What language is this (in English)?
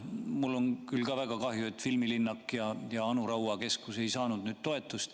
Estonian